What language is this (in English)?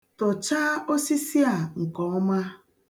Igbo